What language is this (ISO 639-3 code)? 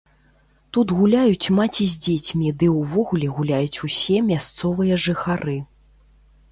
bel